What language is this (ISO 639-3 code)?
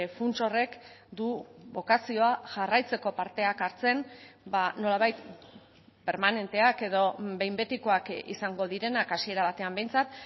eus